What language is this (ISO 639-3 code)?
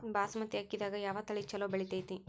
kan